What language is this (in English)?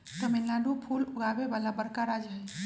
Magahi